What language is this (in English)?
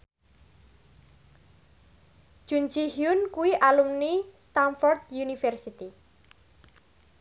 Javanese